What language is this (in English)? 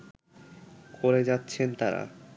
Bangla